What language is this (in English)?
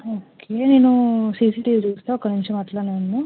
Telugu